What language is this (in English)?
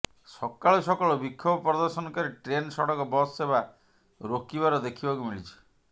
Odia